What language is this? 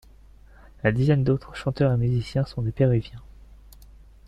French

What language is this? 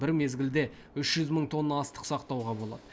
Kazakh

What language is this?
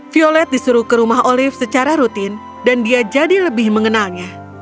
Indonesian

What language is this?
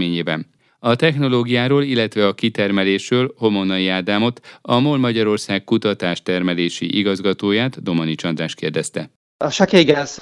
Hungarian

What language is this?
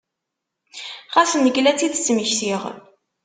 Kabyle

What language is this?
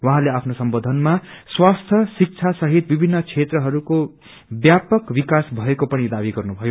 Nepali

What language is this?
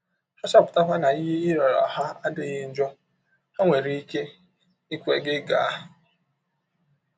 Igbo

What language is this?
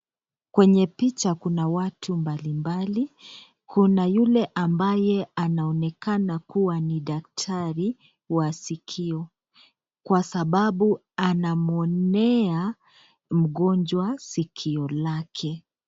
Swahili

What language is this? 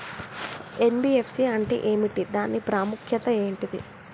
Telugu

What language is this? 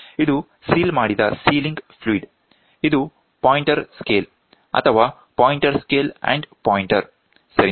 Kannada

